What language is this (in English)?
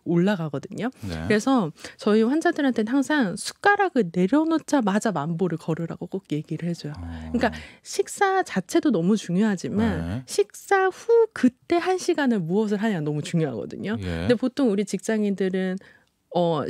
Korean